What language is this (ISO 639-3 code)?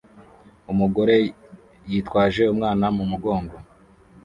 kin